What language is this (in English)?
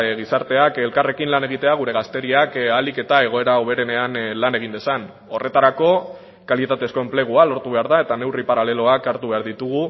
Basque